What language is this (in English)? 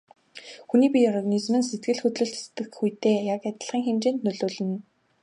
Mongolian